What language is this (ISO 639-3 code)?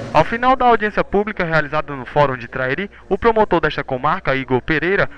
por